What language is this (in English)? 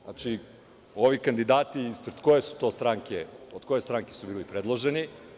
Serbian